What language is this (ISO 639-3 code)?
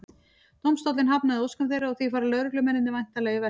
isl